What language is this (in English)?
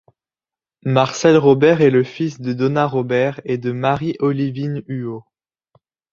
French